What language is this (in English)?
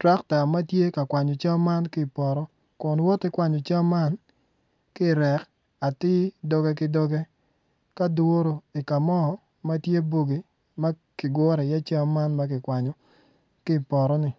Acoli